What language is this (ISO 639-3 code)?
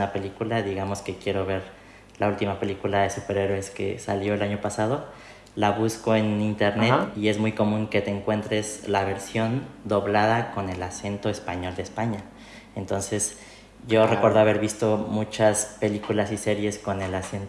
spa